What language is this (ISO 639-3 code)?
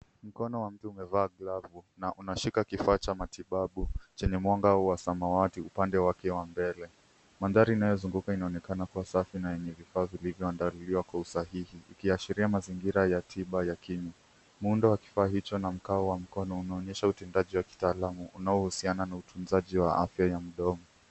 swa